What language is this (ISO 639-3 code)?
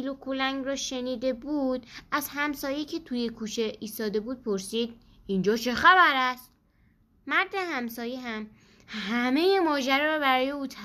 fas